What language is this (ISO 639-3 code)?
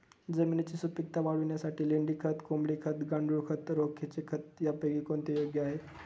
mar